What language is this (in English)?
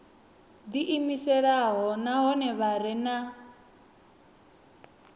Venda